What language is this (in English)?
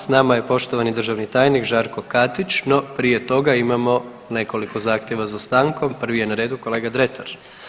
Croatian